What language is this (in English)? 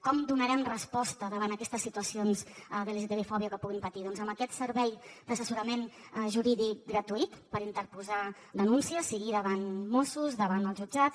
Catalan